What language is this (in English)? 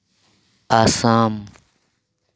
Santali